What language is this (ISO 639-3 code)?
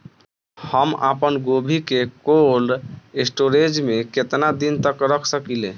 bho